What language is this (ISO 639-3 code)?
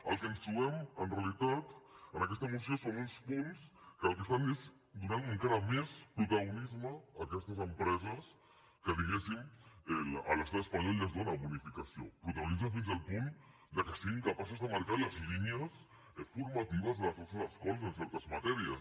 cat